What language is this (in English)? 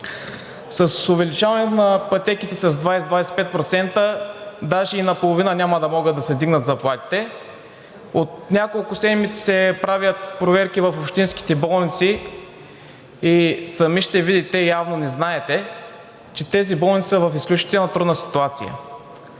Bulgarian